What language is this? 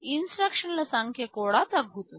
Telugu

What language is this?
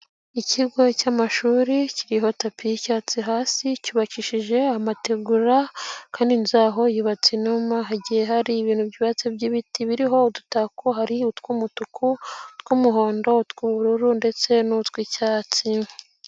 Kinyarwanda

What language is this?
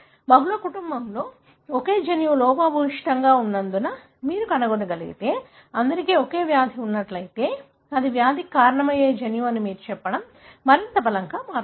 Telugu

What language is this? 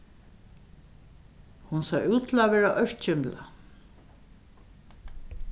Faroese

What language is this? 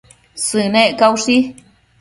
Matsés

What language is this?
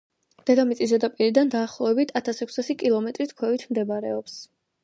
Georgian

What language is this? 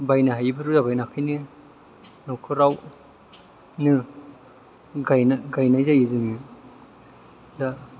Bodo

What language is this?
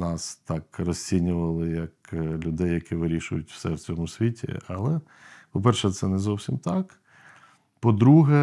Ukrainian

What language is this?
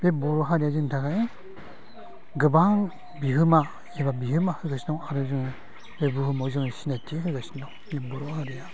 Bodo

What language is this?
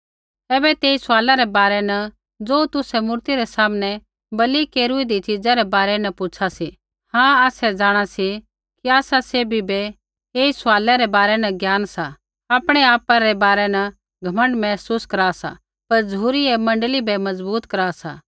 Kullu Pahari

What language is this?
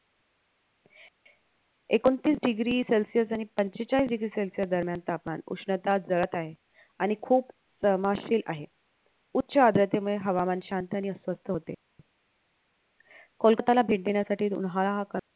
Marathi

